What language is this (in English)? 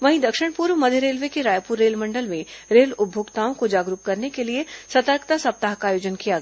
Hindi